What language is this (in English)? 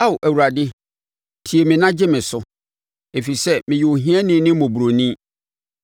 Akan